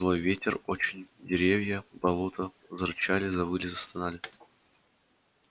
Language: Russian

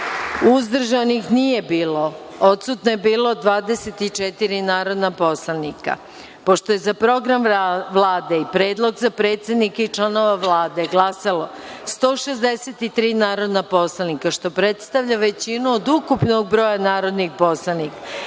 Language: Serbian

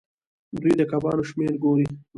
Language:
Pashto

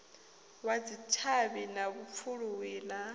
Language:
Venda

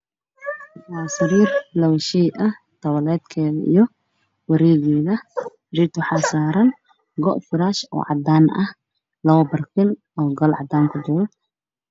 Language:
Somali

